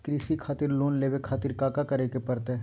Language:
Magahi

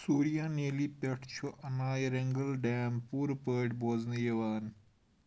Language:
Kashmiri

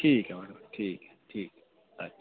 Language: Dogri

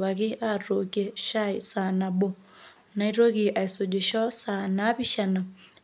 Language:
Masai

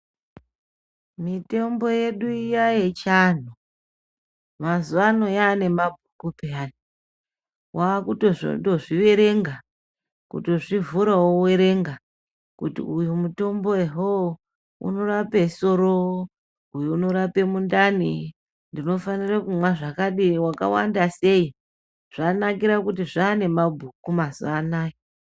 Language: Ndau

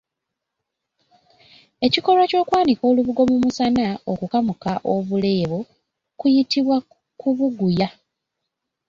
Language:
Ganda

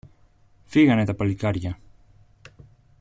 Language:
Greek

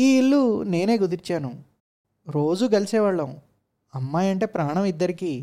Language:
Telugu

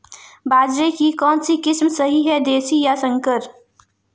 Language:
Hindi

